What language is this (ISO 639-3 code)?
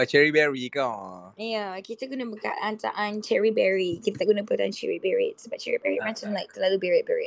msa